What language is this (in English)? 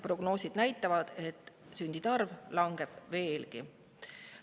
Estonian